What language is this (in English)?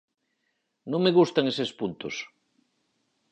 Galician